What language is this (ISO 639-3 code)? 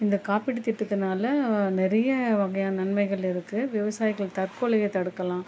tam